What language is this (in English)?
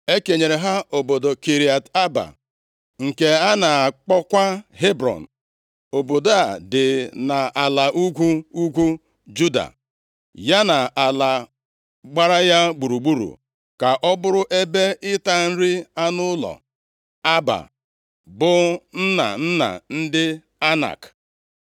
Igbo